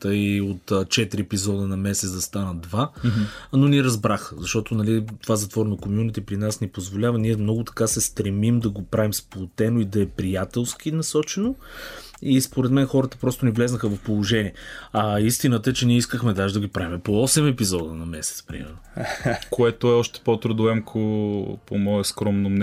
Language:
Bulgarian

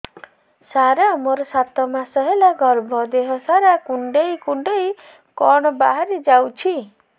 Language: Odia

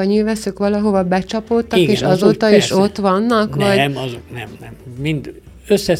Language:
Hungarian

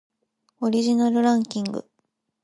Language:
Japanese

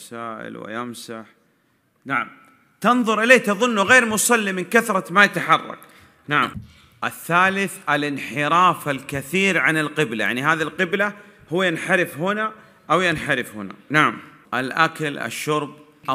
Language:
Arabic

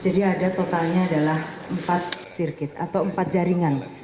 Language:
Indonesian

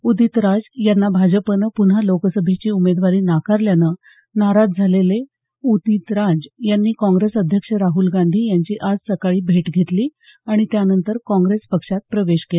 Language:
Marathi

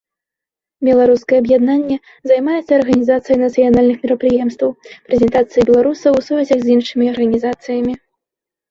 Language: Belarusian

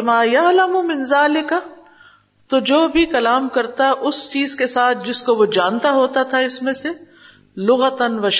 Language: Urdu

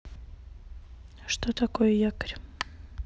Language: Russian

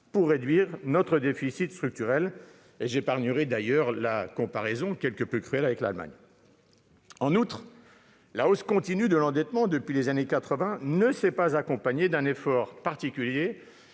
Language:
French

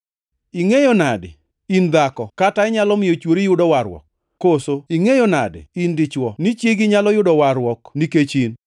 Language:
Luo (Kenya and Tanzania)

